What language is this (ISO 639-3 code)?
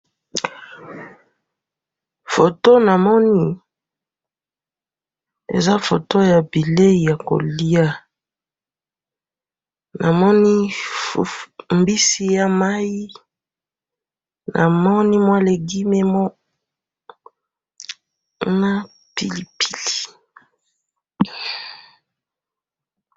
lin